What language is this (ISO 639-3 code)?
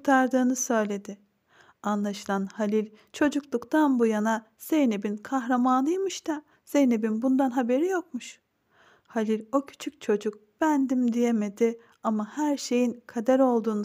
tur